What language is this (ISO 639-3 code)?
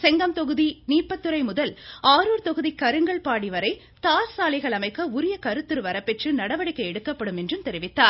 tam